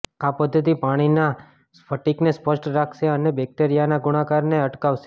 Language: Gujarati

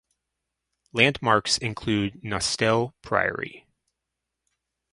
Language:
English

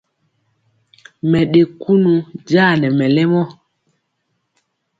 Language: Mpiemo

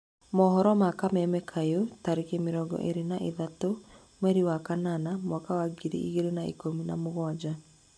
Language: Kikuyu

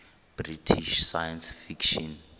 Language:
Xhosa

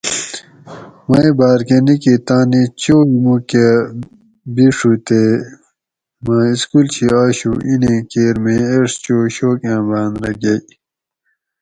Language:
Gawri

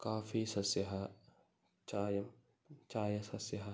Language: Sanskrit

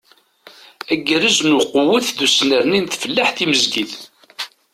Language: Kabyle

